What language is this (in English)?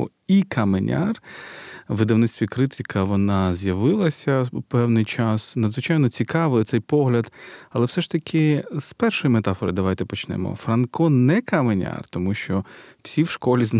Ukrainian